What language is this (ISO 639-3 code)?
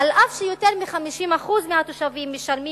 heb